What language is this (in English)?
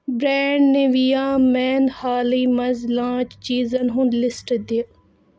Kashmiri